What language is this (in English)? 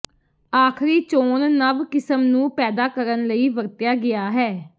Punjabi